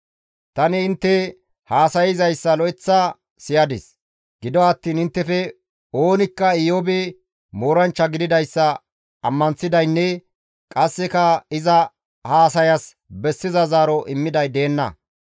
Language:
Gamo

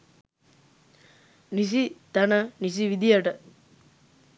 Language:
Sinhala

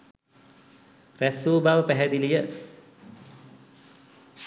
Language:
Sinhala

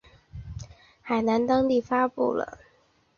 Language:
Chinese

